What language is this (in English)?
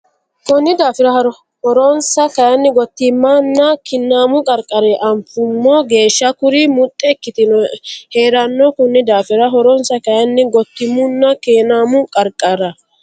Sidamo